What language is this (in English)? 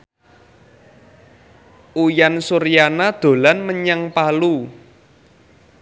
Javanese